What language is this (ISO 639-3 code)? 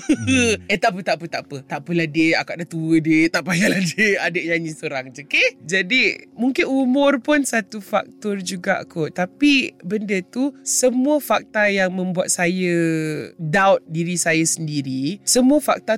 msa